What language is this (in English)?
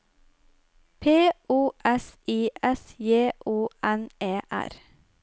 Norwegian